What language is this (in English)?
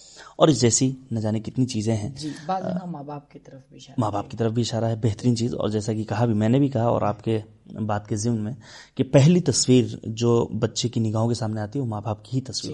Urdu